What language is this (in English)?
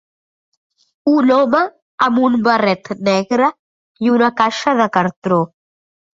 Catalan